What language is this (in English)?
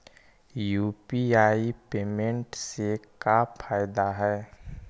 Magahi